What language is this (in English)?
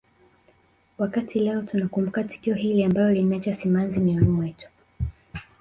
Swahili